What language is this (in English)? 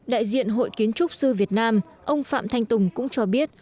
Vietnamese